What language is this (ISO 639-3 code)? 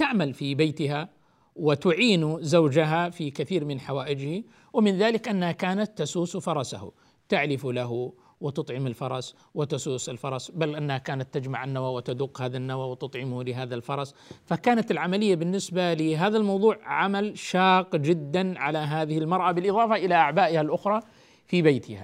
ara